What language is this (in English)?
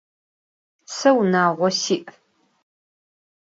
Adyghe